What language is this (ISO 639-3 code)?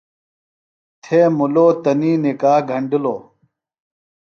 phl